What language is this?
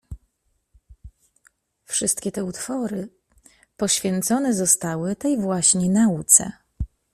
Polish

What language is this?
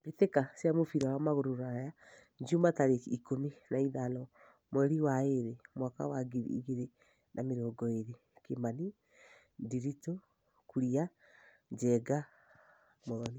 Kikuyu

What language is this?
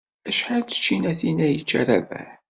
Kabyle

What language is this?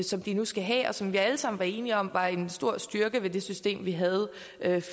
Danish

